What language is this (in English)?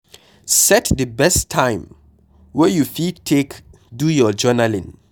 Nigerian Pidgin